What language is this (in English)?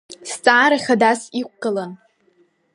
Abkhazian